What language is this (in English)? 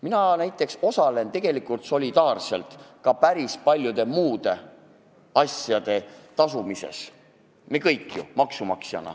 Estonian